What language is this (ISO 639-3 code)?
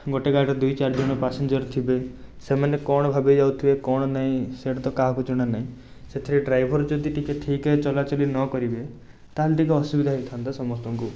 ori